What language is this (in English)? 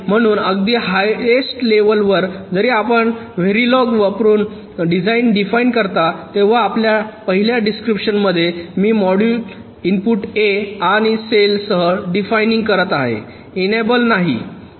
Marathi